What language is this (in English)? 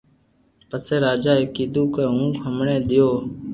Loarki